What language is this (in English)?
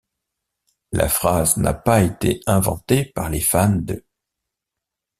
French